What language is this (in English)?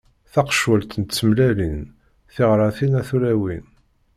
Kabyle